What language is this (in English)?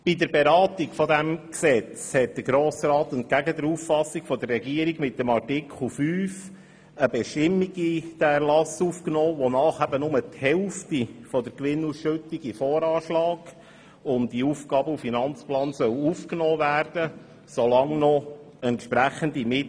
Swiss German